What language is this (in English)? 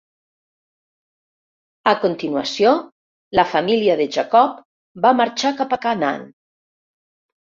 Catalan